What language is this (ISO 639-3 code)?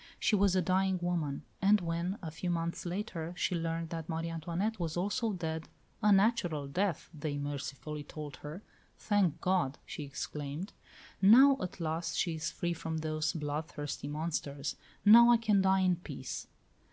eng